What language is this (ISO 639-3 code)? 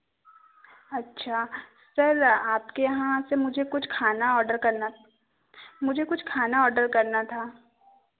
hin